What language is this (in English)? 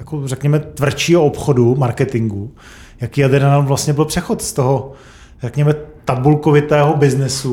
Czech